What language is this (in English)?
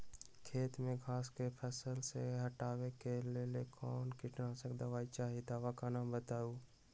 Magahi